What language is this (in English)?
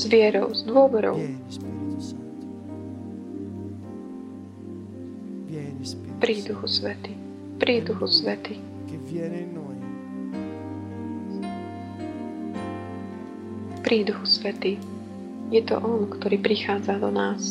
Slovak